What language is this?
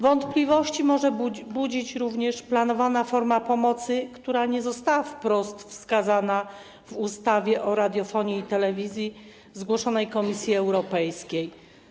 Polish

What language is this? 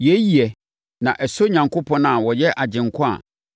Akan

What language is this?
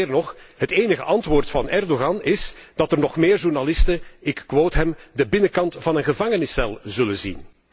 Dutch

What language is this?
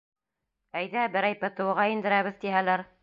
Bashkir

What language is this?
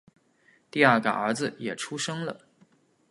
Chinese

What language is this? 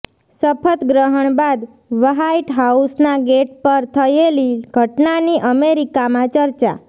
Gujarati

